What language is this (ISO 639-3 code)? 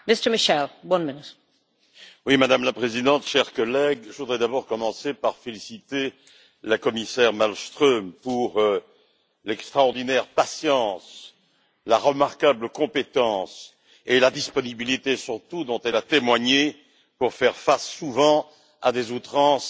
fra